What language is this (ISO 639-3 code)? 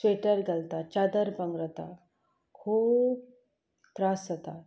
kok